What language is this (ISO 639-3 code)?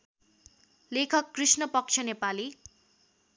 nep